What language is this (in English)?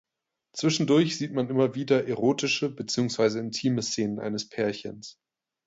German